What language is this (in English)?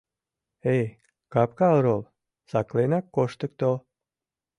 Mari